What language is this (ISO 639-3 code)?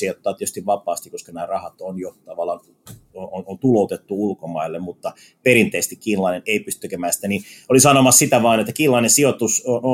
fin